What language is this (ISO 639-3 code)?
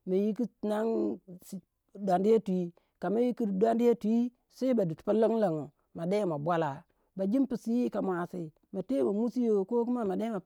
wja